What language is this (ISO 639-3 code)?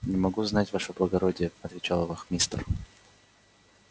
rus